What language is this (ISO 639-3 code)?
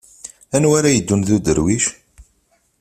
kab